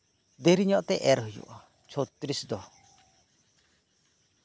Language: Santali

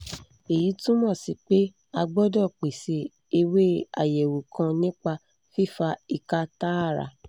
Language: Yoruba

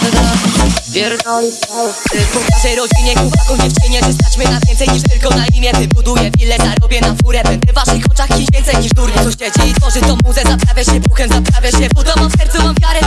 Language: Polish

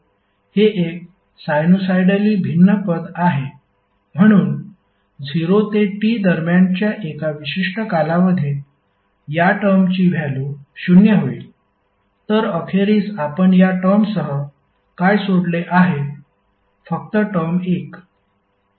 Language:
Marathi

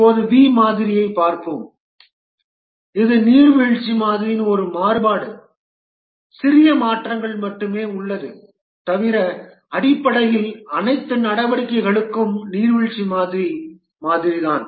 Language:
Tamil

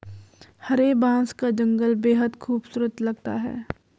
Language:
Hindi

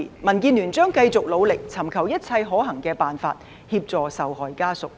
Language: Cantonese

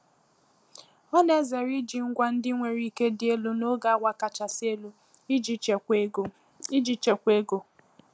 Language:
Igbo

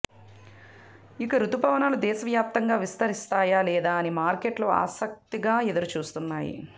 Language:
Telugu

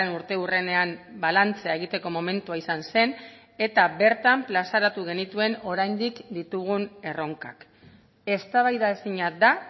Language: Basque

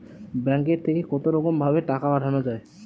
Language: Bangla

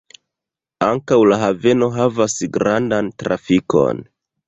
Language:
Esperanto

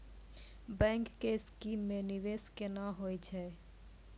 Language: Maithili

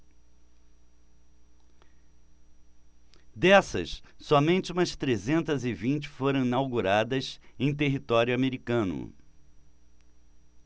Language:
Portuguese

